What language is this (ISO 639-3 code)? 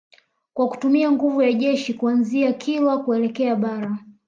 swa